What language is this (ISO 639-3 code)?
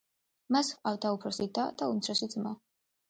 kat